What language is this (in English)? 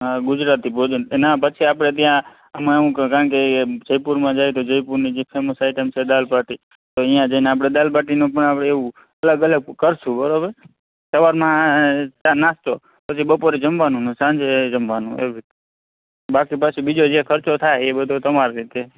Gujarati